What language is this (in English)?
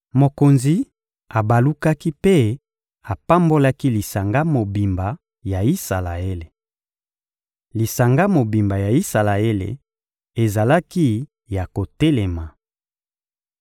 Lingala